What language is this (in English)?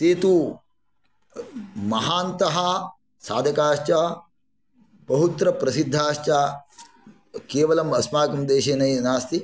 Sanskrit